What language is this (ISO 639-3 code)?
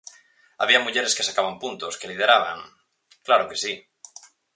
glg